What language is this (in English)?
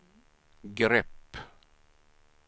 Swedish